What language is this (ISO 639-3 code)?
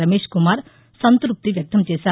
tel